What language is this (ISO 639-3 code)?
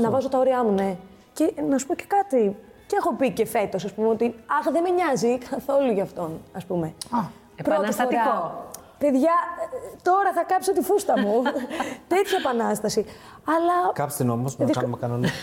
ell